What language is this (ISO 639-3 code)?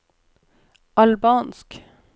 nor